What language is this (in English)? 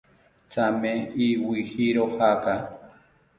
South Ucayali Ashéninka